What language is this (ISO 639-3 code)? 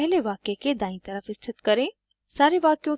hin